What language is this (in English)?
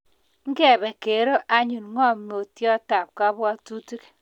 Kalenjin